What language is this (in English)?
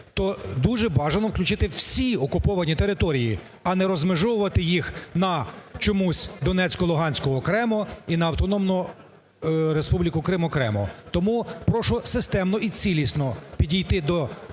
Ukrainian